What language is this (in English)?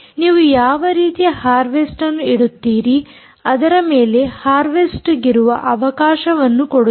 Kannada